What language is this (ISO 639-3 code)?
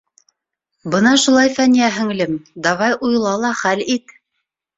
bak